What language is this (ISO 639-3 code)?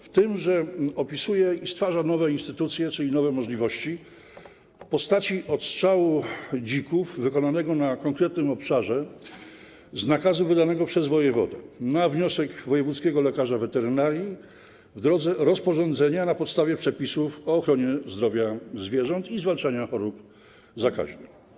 pol